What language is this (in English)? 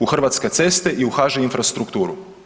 Croatian